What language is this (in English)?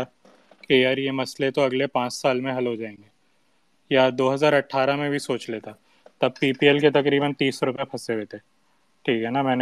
Urdu